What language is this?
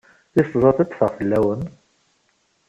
Kabyle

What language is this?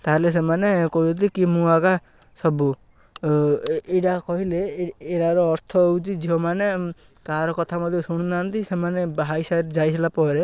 Odia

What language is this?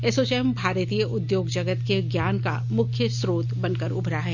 Hindi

